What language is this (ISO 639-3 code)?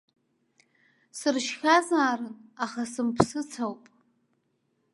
abk